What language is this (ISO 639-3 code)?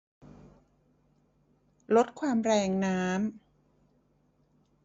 tha